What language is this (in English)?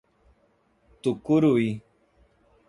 Portuguese